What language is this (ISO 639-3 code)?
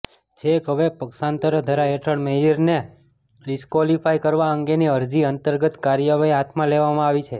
guj